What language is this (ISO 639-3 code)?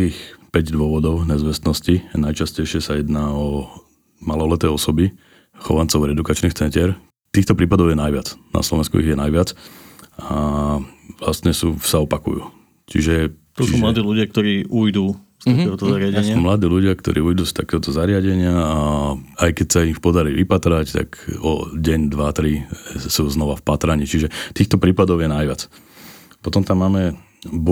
slk